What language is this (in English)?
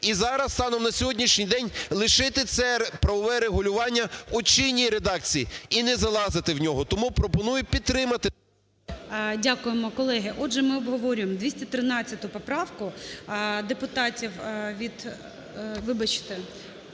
Ukrainian